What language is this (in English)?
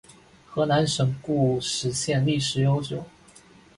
Chinese